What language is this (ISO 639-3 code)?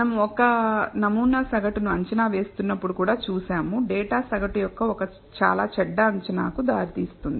tel